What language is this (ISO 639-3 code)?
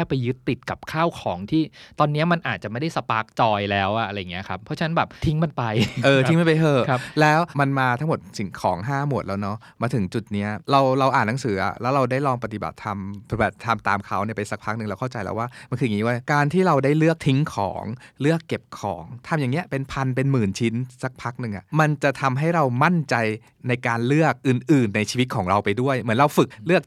tha